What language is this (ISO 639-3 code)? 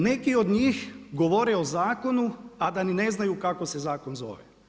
hrv